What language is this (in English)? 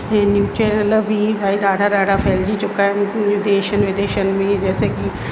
Sindhi